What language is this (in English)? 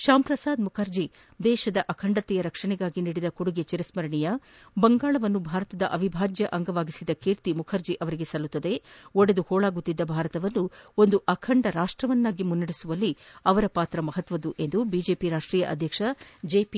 Kannada